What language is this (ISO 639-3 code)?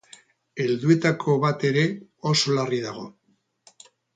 eus